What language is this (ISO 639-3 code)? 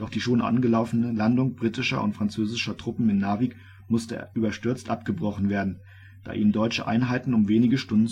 deu